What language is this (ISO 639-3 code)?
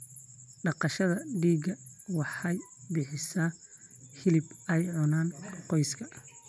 som